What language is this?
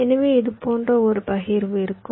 Tamil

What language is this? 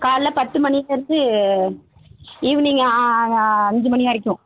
Tamil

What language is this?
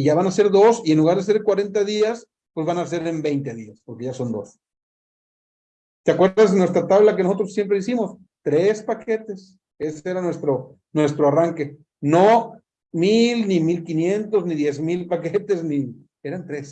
Spanish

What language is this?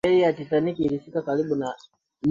Swahili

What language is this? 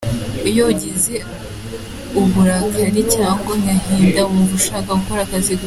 Kinyarwanda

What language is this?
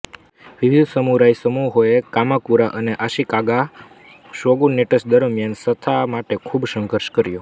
Gujarati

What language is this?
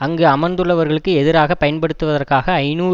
Tamil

